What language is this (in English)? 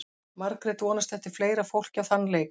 Icelandic